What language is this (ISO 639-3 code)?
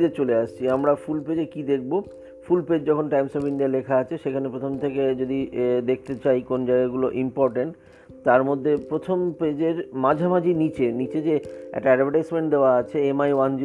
ben